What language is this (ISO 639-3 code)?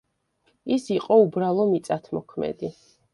kat